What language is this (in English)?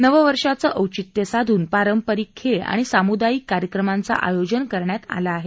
Marathi